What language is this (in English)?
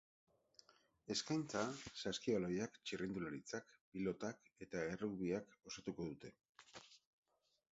Basque